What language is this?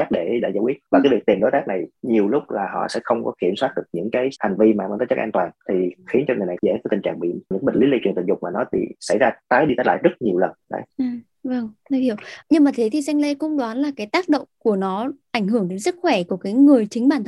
Vietnamese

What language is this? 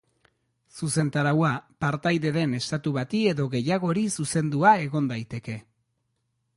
Basque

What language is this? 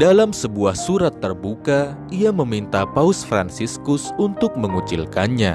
Indonesian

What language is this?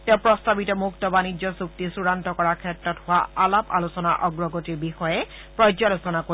Assamese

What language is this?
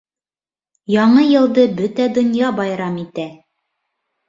Bashkir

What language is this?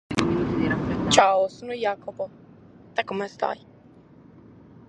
Sardinian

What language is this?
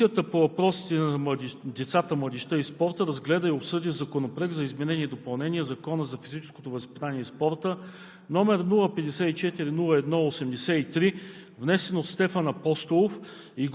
Bulgarian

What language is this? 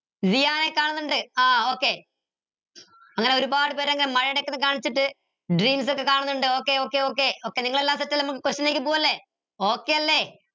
Malayalam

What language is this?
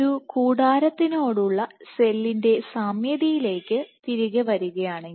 Malayalam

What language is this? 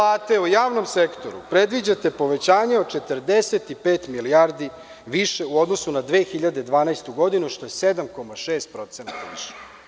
Serbian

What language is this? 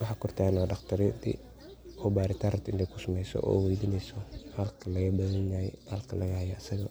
Somali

